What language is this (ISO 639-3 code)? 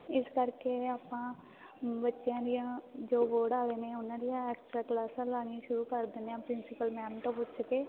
pan